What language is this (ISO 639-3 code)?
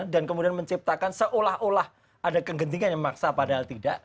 ind